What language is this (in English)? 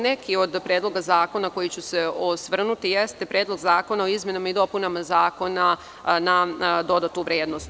Serbian